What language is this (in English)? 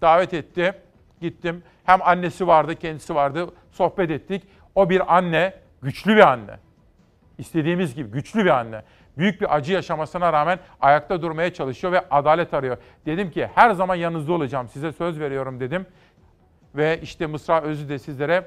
Turkish